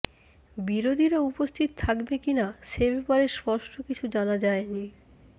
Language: Bangla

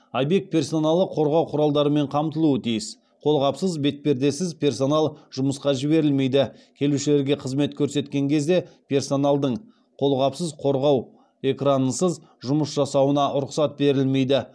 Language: Kazakh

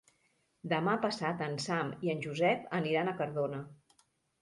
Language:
Catalan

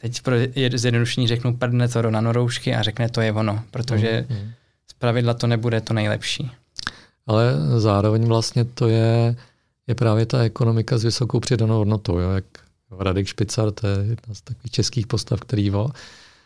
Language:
Czech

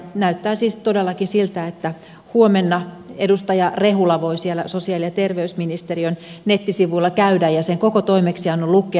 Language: Finnish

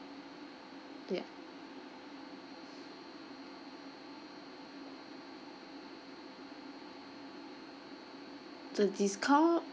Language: English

